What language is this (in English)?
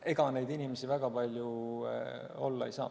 Estonian